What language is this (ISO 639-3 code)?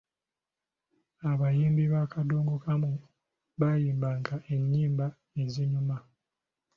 lug